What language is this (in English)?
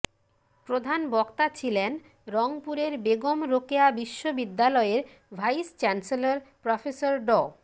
Bangla